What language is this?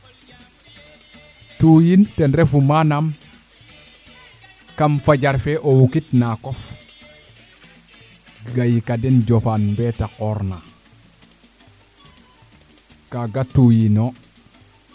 Serer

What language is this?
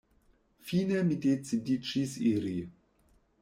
Esperanto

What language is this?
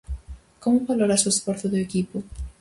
Galician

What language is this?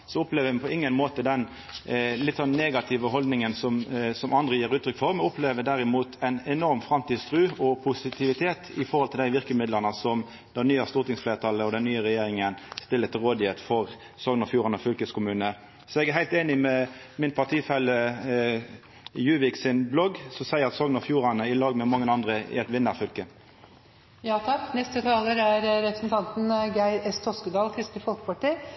Norwegian Nynorsk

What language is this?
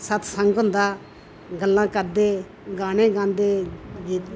Dogri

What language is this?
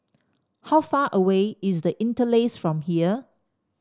English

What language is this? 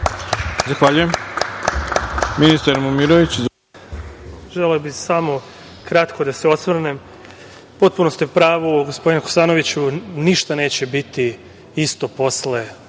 Serbian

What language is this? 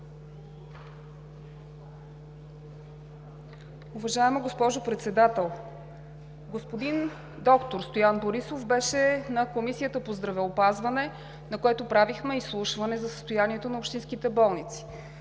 Bulgarian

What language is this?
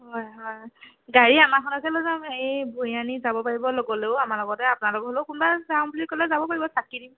Assamese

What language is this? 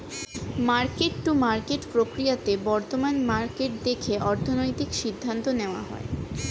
Bangla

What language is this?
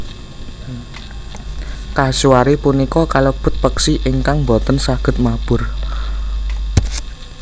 Javanese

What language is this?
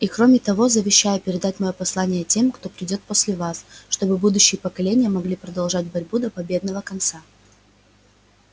Russian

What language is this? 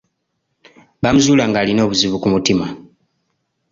Ganda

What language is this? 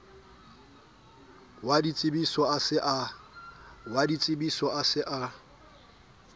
Southern Sotho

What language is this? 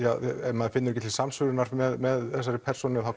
Icelandic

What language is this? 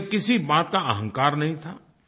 Hindi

